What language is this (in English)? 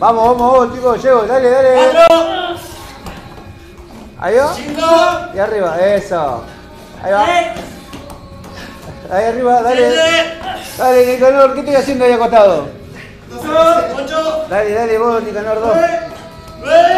Spanish